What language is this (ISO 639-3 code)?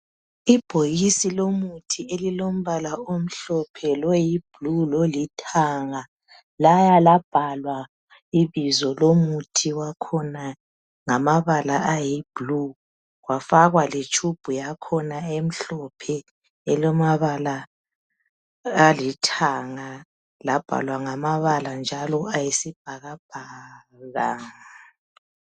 nde